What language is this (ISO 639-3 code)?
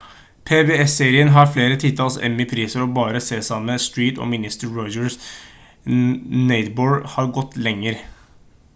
nob